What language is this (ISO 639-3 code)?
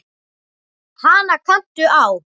isl